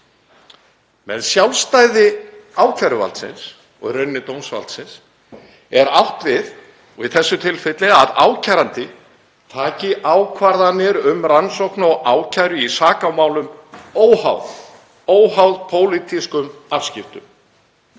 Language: Icelandic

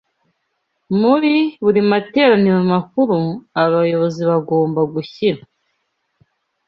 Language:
Kinyarwanda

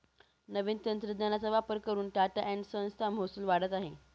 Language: Marathi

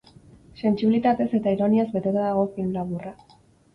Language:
Basque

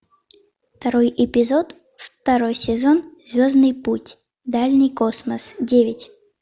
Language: Russian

